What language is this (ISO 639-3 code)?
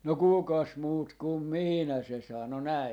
fin